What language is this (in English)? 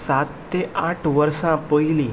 Konkani